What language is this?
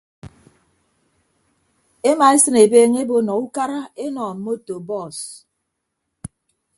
Ibibio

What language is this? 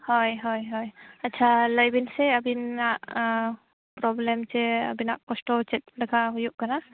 Santali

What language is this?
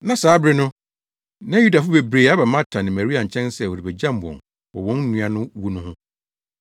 Akan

